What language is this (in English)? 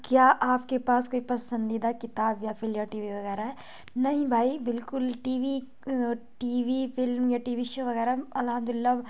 Urdu